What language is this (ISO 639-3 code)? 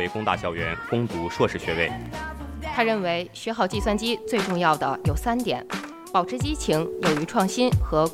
zho